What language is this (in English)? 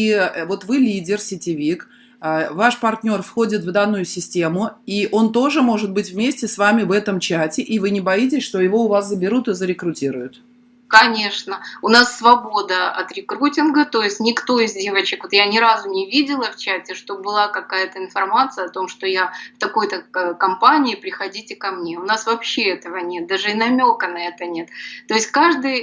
Russian